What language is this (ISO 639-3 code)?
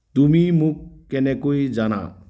asm